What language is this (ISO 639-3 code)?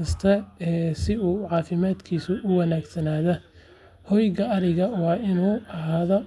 som